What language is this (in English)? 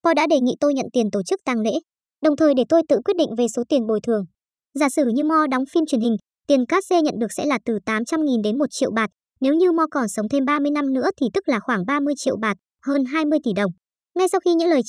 Vietnamese